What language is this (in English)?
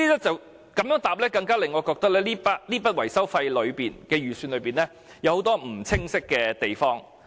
Cantonese